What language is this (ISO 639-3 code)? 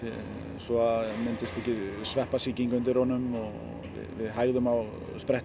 isl